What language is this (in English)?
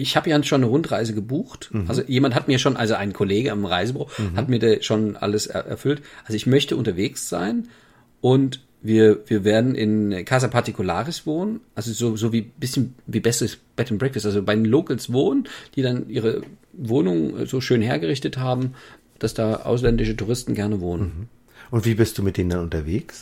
German